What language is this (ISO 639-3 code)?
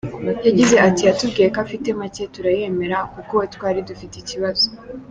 kin